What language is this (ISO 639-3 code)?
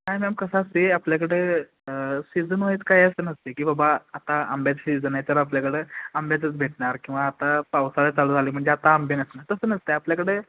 mar